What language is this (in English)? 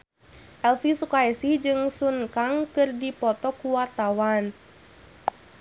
Sundanese